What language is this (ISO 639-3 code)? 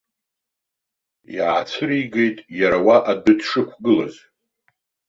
abk